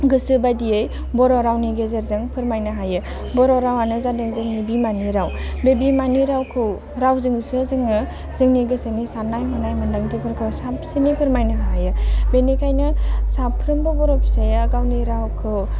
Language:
Bodo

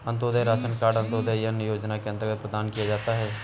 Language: Hindi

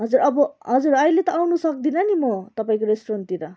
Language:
Nepali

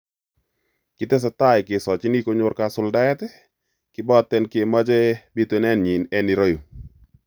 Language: Kalenjin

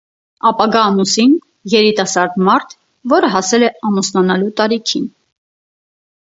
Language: Armenian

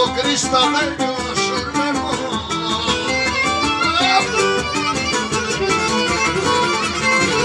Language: Romanian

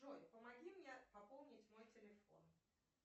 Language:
Russian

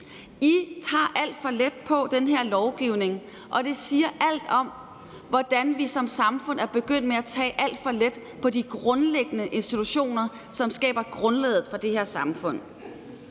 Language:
Danish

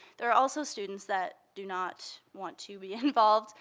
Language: English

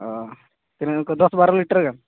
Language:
Santali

